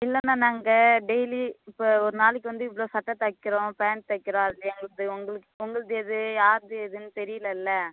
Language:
Tamil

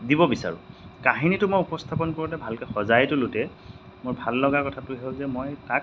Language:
Assamese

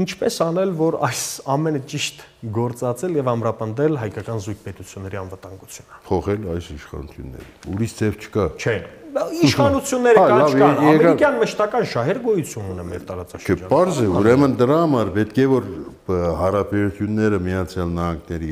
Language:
Turkish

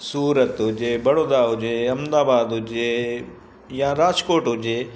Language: Sindhi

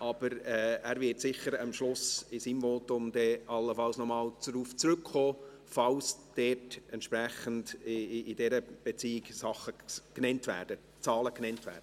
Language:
Swiss German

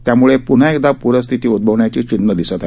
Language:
Marathi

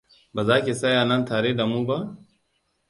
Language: Hausa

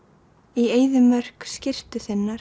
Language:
Icelandic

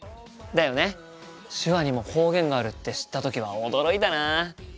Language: Japanese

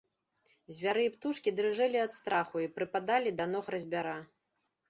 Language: Belarusian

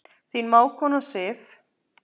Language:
Icelandic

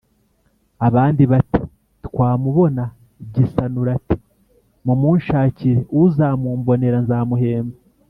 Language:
Kinyarwanda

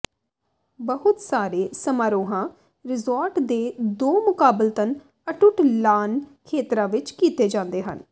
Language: Punjabi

